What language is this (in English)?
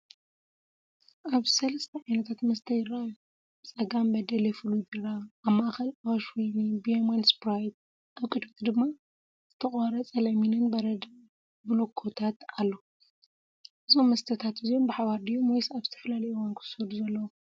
Tigrinya